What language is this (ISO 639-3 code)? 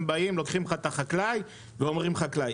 heb